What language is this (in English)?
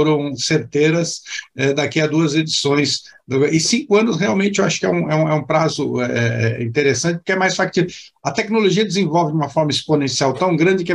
Portuguese